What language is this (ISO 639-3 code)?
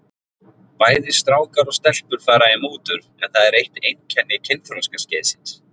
isl